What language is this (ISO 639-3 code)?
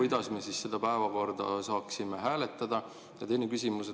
est